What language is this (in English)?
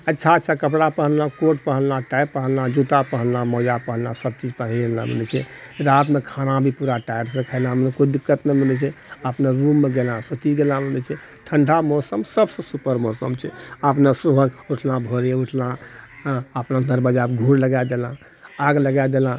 Maithili